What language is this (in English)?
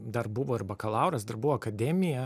Lithuanian